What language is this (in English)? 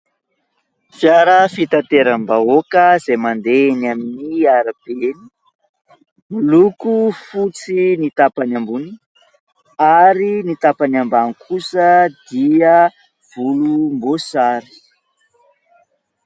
Malagasy